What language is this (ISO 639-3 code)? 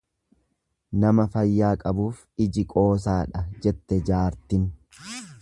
orm